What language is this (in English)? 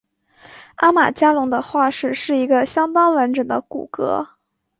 Chinese